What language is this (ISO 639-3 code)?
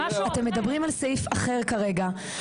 heb